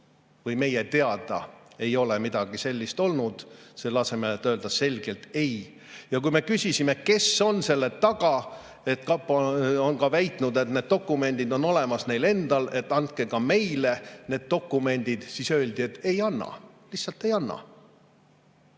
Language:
Estonian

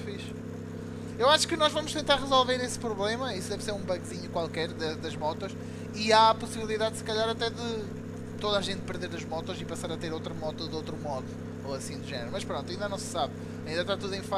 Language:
Portuguese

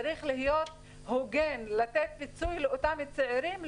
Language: Hebrew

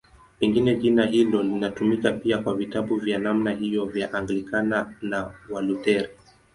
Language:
Swahili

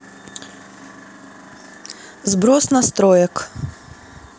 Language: Russian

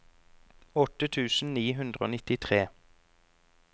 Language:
Norwegian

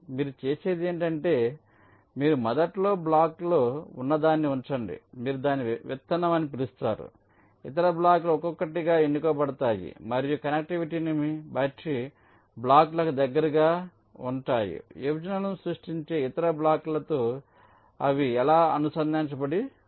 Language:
Telugu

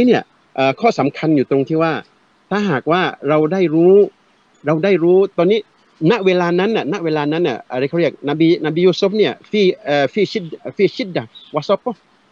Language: Thai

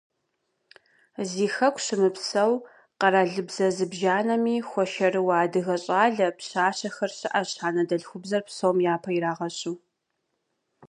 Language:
Kabardian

